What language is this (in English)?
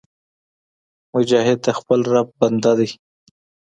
Pashto